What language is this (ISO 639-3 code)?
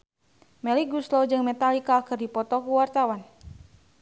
sun